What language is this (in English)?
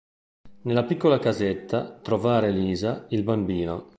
Italian